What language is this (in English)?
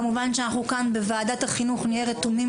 Hebrew